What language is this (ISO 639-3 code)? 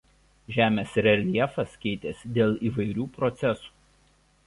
lit